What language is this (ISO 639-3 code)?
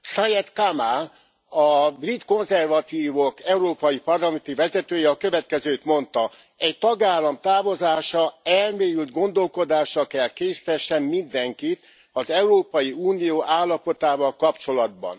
hun